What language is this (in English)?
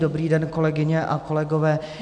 Czech